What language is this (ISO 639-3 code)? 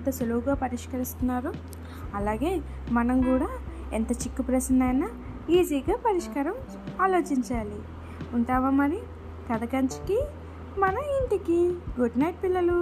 tel